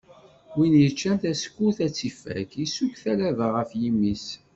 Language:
Kabyle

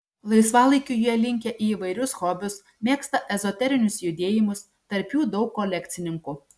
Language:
Lithuanian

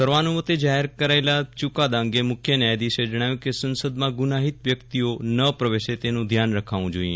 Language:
Gujarati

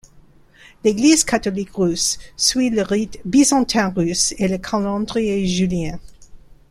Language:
French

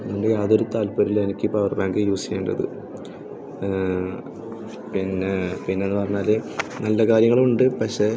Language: Malayalam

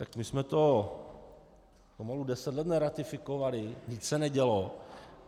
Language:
Czech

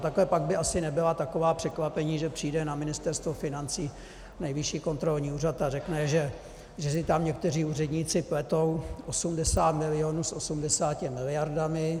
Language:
Czech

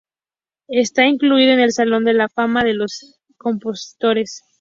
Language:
Spanish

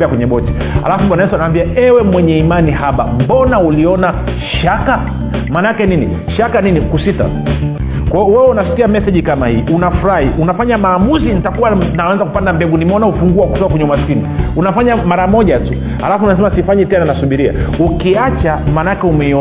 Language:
Swahili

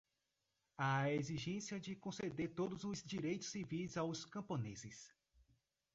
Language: Portuguese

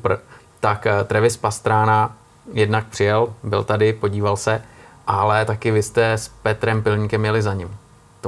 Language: Czech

